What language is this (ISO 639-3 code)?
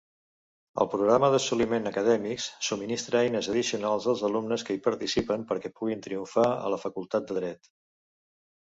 cat